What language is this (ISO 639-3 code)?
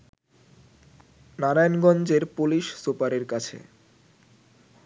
ben